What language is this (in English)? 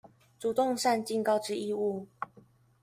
Chinese